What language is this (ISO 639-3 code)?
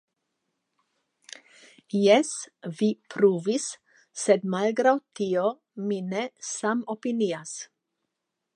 epo